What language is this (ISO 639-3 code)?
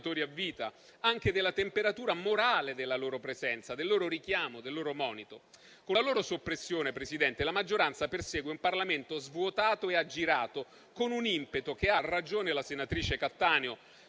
ita